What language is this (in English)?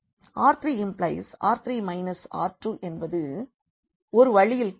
Tamil